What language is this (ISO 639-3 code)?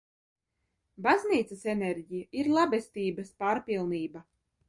lav